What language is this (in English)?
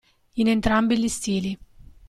Italian